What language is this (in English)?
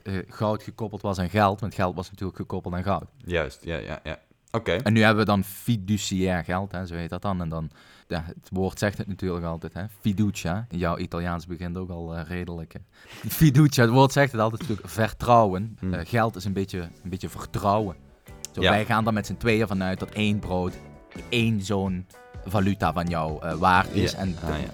Dutch